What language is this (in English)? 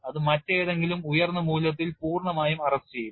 Malayalam